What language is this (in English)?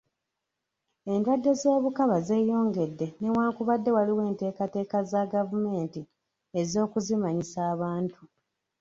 Ganda